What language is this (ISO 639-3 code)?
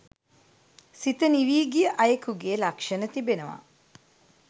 sin